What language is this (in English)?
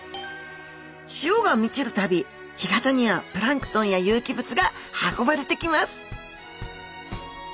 Japanese